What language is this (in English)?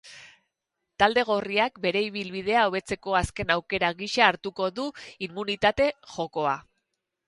Basque